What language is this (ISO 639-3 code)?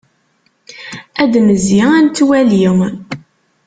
kab